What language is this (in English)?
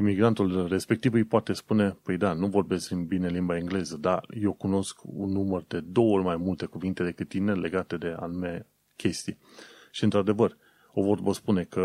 Romanian